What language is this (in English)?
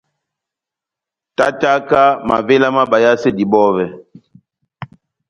Batanga